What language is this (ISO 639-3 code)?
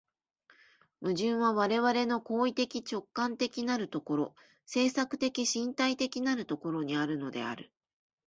jpn